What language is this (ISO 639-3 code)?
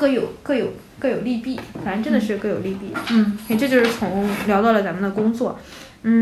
zho